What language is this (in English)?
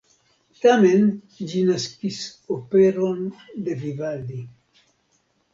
Esperanto